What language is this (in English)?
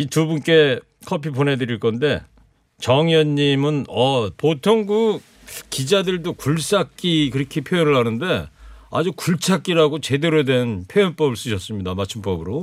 Korean